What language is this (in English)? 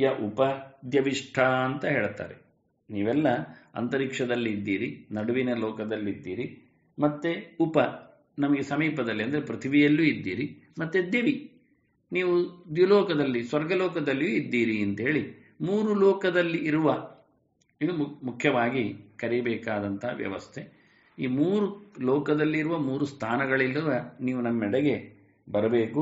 Arabic